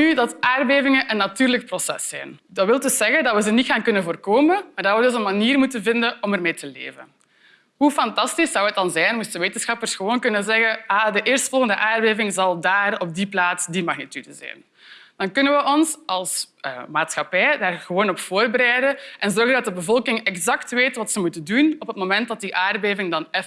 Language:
Dutch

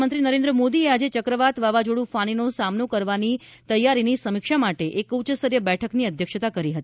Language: Gujarati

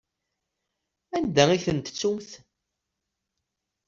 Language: Kabyle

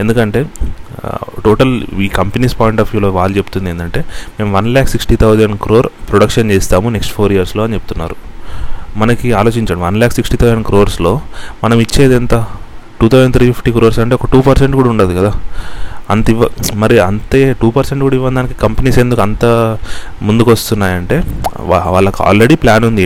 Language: Telugu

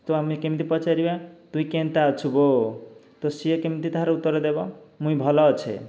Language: Odia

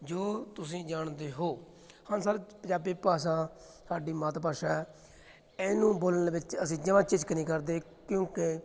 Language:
Punjabi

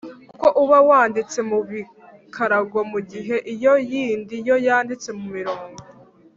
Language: Kinyarwanda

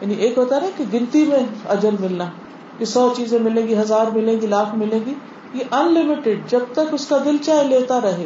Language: Urdu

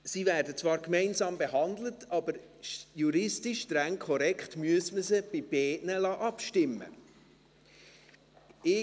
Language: Swiss German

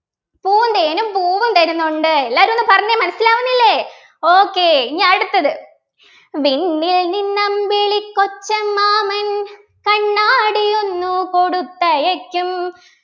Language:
Malayalam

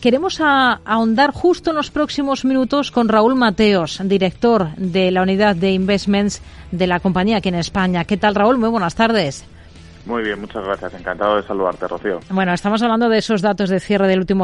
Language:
Spanish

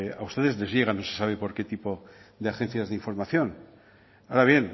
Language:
Spanish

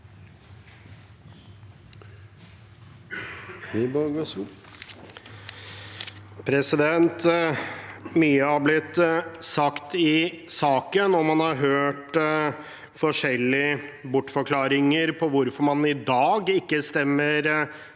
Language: Norwegian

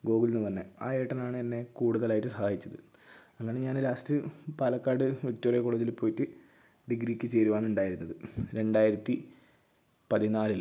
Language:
Malayalam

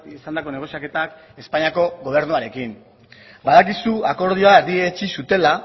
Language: Basque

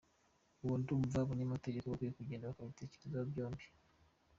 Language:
Kinyarwanda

